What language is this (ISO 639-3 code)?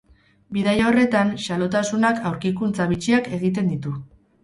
eus